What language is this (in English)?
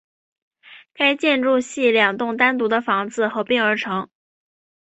Chinese